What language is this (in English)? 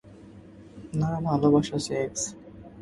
Bangla